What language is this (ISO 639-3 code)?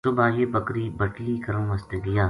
gju